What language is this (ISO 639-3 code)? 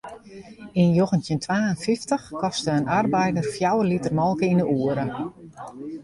fry